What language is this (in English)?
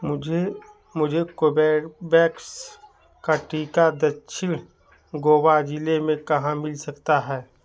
Hindi